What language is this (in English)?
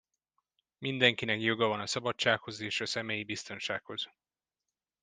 Hungarian